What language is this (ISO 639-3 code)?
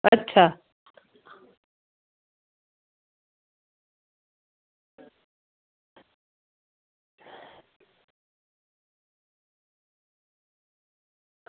doi